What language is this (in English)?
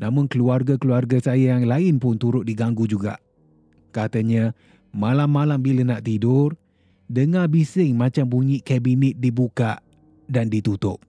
Malay